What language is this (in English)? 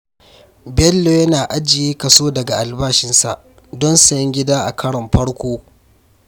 Hausa